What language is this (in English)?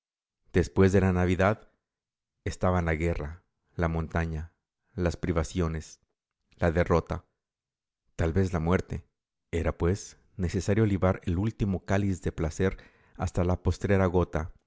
Spanish